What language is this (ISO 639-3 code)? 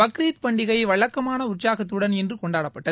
tam